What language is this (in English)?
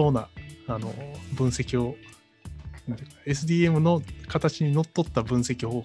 Japanese